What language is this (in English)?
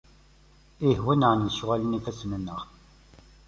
Kabyle